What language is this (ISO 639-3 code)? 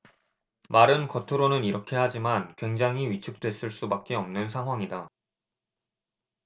kor